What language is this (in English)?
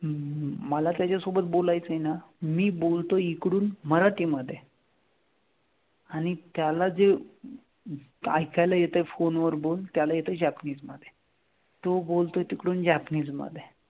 Marathi